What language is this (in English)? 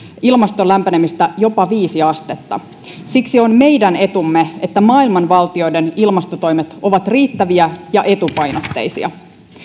Finnish